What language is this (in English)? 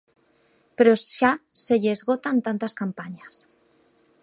Galician